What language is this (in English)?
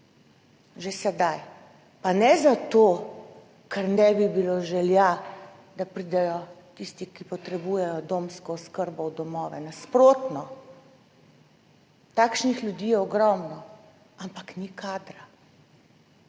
Slovenian